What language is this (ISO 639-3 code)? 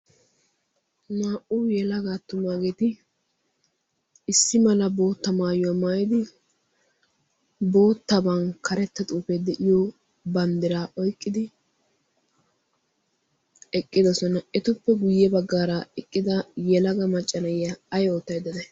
wal